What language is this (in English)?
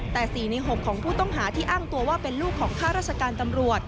Thai